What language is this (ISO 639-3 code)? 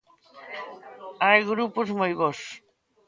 glg